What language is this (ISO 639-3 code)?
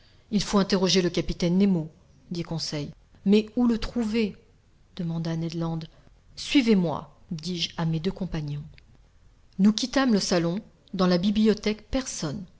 fra